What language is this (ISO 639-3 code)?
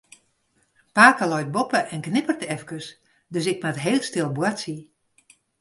fry